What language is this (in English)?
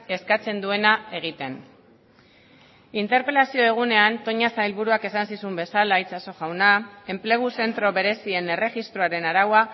Basque